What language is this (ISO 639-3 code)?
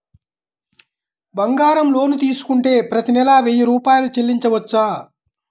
tel